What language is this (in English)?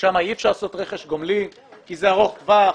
Hebrew